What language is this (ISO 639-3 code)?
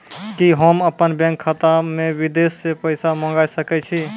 mai